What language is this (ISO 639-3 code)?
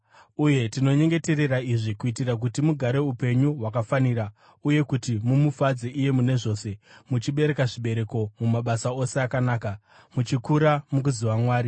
sna